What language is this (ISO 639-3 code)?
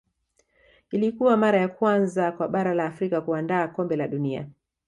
swa